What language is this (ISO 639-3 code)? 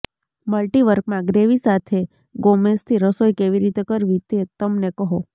guj